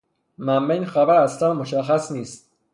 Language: Persian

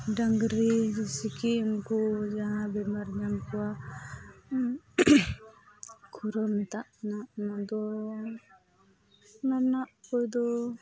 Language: Santali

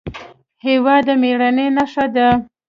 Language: Pashto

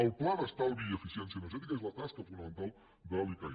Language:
Catalan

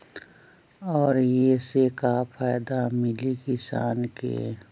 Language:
Magahi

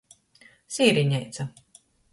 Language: Latgalian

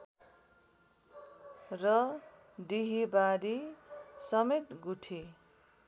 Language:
Nepali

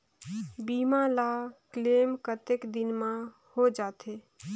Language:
Chhattisgarhi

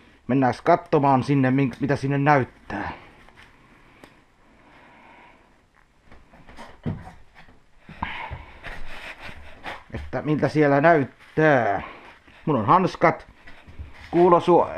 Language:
Finnish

